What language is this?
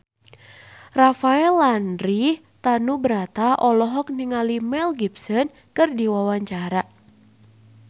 Sundanese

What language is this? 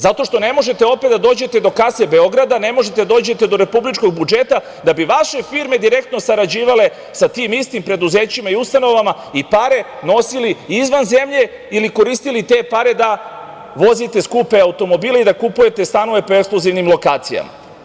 Serbian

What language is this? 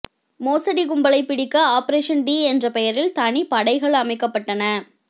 Tamil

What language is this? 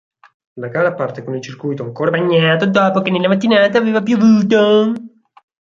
Italian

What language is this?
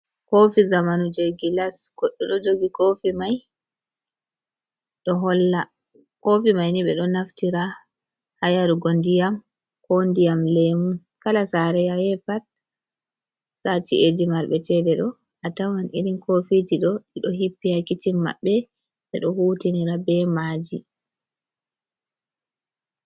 Fula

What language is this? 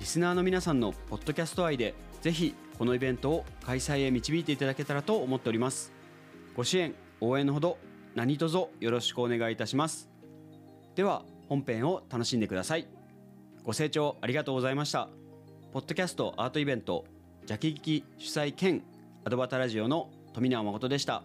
Japanese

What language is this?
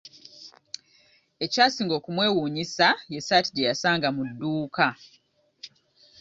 Ganda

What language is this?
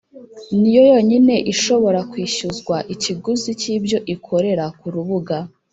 Kinyarwanda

